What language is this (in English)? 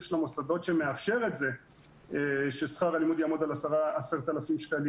Hebrew